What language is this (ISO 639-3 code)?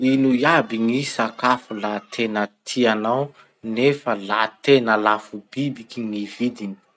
msh